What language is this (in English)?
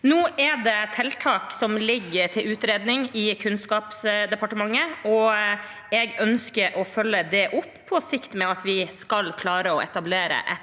Norwegian